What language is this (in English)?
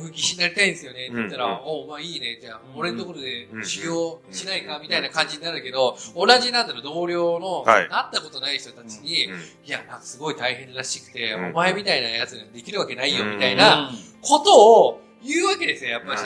Japanese